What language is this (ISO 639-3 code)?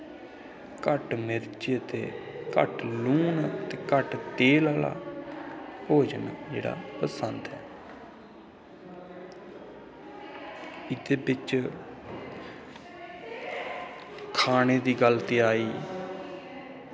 doi